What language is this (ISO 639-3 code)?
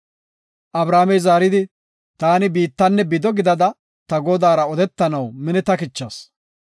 gof